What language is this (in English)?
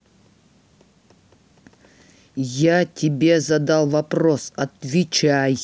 Russian